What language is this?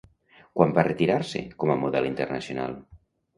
Catalan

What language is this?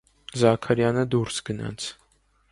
Armenian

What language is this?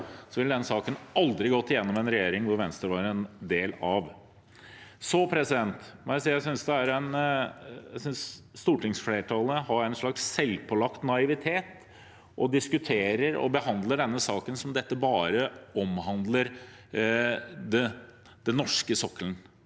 Norwegian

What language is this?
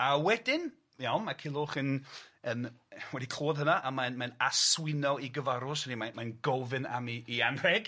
Welsh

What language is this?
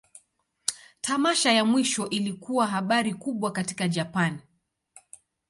Swahili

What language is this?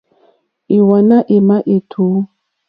Mokpwe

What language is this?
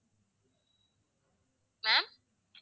Tamil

